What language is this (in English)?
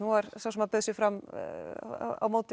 Icelandic